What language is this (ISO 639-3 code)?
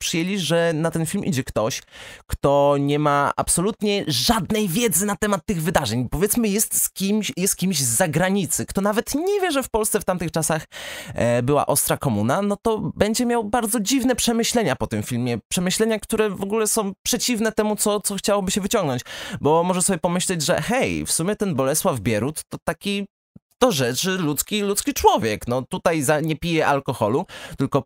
pol